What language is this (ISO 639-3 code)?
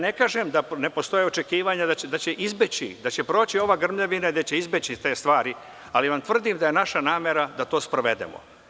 srp